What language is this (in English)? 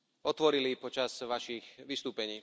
Slovak